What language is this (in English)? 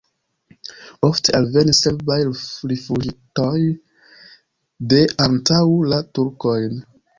Esperanto